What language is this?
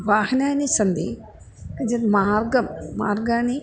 Sanskrit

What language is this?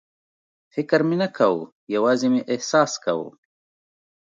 Pashto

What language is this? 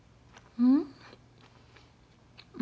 Japanese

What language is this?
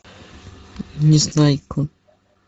Russian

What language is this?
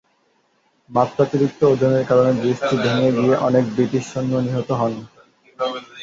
Bangla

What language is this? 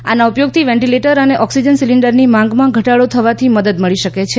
Gujarati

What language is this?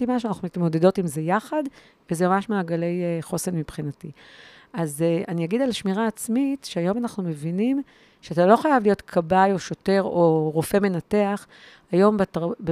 Hebrew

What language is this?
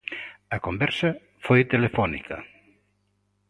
Galician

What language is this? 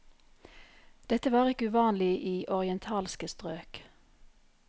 Norwegian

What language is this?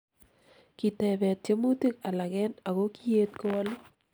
Kalenjin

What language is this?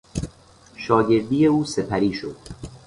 Persian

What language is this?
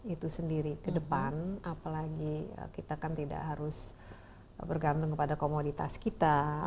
Indonesian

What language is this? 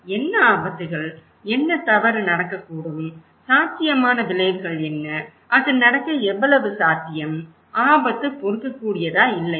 Tamil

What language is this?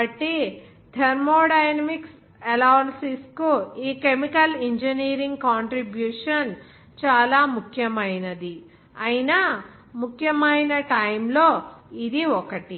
Telugu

